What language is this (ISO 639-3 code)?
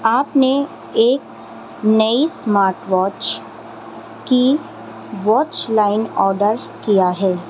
urd